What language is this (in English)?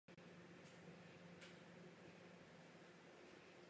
Czech